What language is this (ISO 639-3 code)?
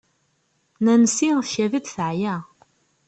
kab